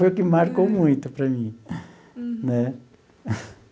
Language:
Portuguese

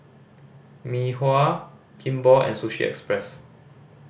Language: English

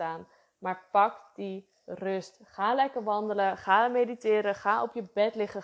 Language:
Dutch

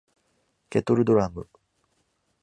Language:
Japanese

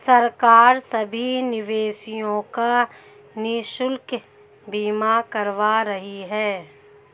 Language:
Hindi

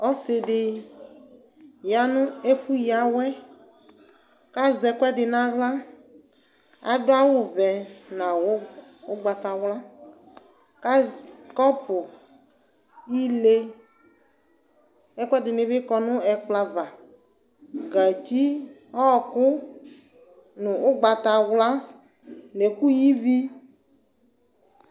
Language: Ikposo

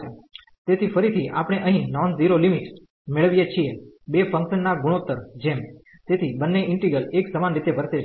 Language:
Gujarati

